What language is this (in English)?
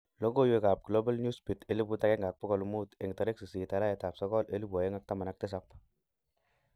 Kalenjin